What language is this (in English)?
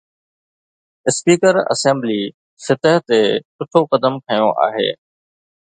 Sindhi